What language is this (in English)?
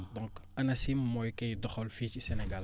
Wolof